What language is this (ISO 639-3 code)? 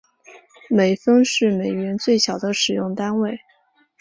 zho